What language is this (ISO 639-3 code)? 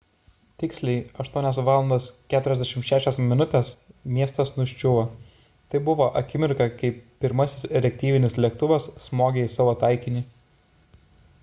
lit